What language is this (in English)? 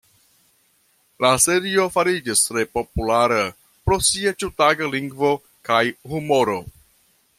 Esperanto